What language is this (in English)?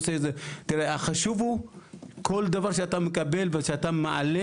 Hebrew